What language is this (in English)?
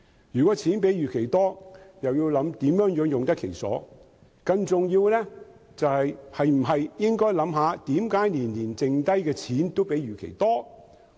Cantonese